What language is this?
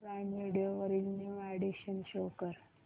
Marathi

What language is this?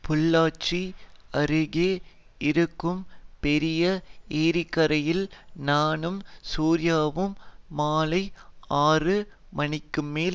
Tamil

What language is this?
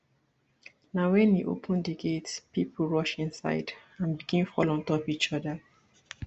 Nigerian Pidgin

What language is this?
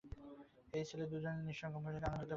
Bangla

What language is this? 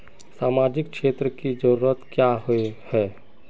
Magahi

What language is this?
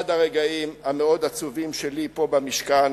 Hebrew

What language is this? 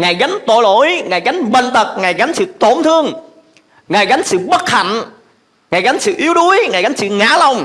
Vietnamese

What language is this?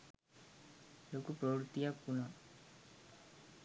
Sinhala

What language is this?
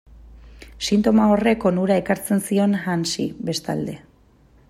Basque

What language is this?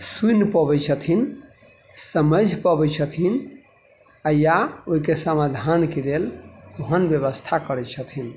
Maithili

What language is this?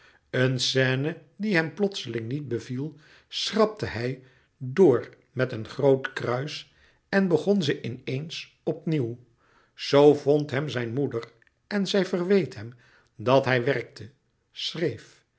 Dutch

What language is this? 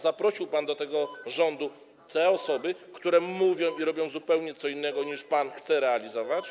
Polish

